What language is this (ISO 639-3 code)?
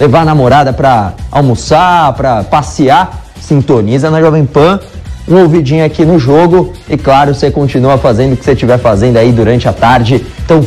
por